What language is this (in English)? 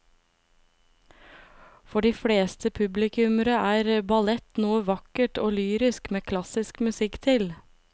Norwegian